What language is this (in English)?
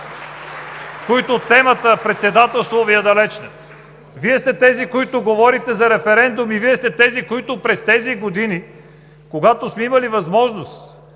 Bulgarian